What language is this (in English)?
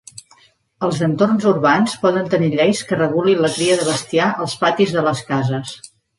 Catalan